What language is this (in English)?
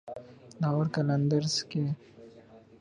Urdu